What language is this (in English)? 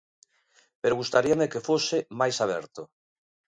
Galician